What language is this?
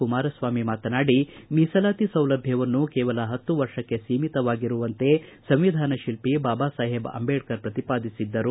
Kannada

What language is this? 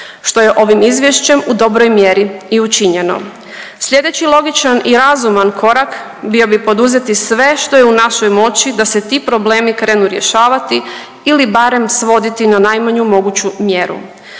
Croatian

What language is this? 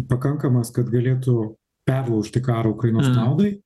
Lithuanian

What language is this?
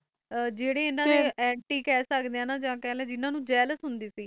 Punjabi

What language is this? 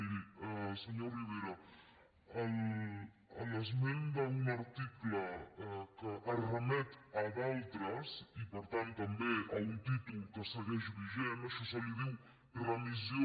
Catalan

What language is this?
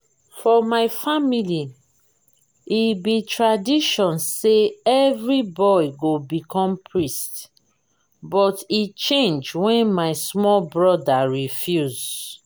Nigerian Pidgin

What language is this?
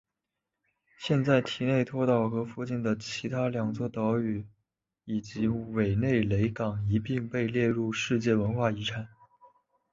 Chinese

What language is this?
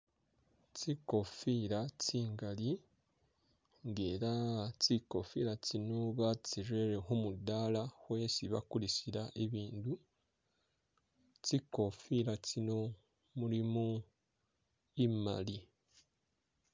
Masaaba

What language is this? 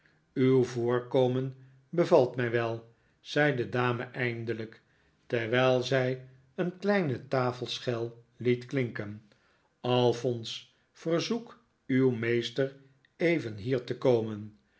Dutch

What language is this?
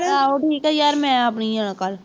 Punjabi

